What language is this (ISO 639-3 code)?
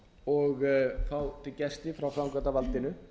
isl